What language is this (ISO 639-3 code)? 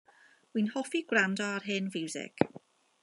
cym